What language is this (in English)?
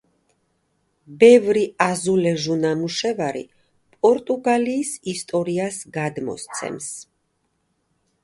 Georgian